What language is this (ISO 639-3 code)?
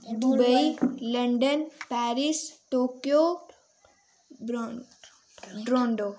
doi